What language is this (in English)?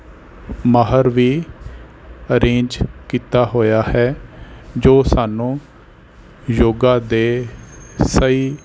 Punjabi